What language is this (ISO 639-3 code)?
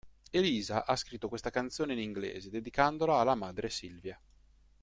ita